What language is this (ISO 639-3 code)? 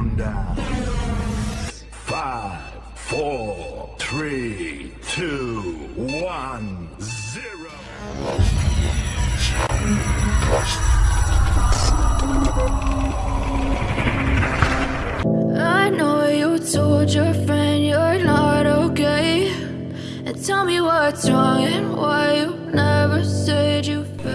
ind